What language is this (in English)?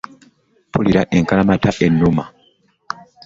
Ganda